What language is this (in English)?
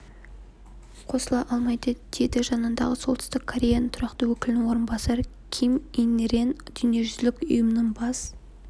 Kazakh